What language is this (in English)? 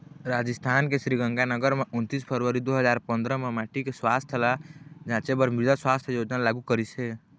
Chhattisgarhi